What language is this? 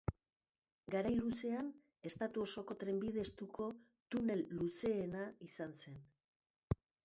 Basque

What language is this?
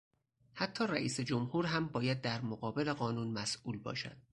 Persian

